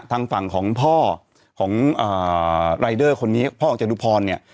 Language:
Thai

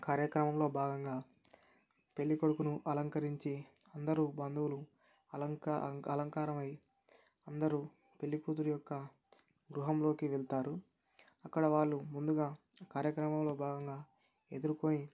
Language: Telugu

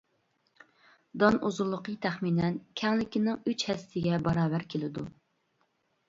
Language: Uyghur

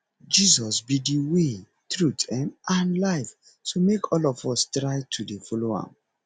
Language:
Nigerian Pidgin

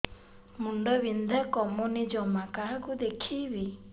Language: Odia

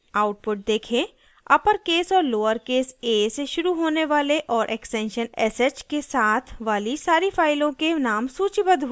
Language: Hindi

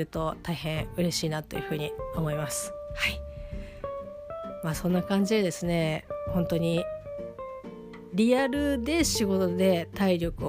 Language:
Japanese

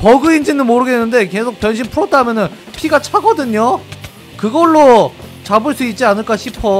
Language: Korean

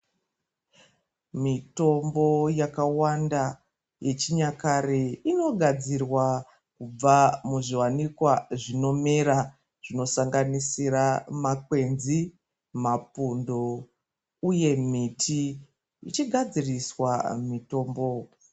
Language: Ndau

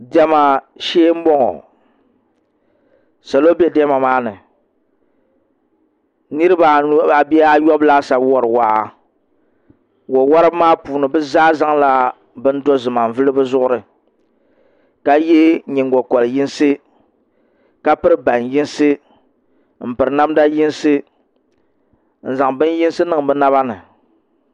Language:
Dagbani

